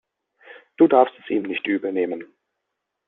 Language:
German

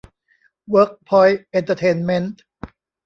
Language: Thai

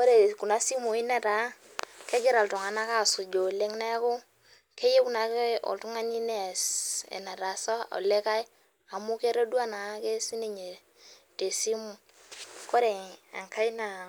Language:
Masai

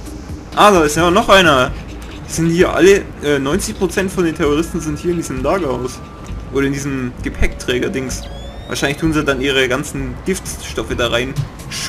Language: German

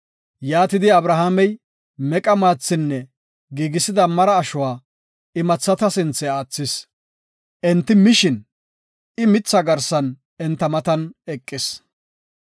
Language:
Gofa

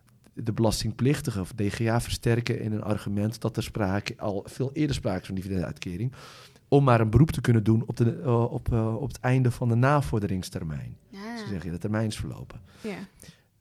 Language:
Dutch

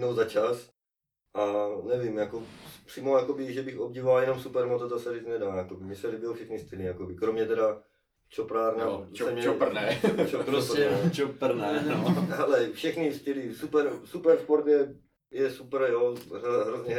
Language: Czech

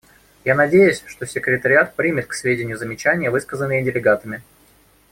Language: Russian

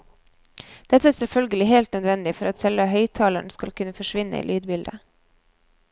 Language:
Norwegian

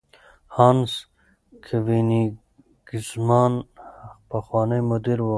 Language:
Pashto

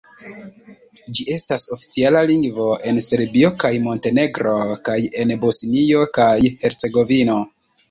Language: Esperanto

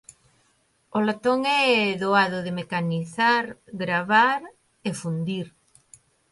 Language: Galician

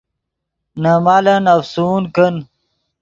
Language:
Yidgha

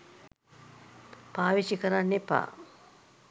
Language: Sinhala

